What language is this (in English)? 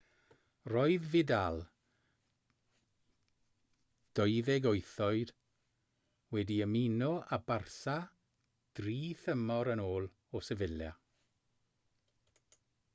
Welsh